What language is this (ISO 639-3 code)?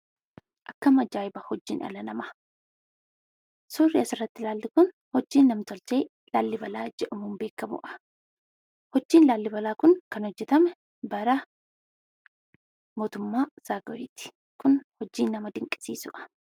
orm